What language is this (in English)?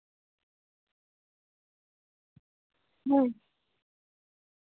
Santali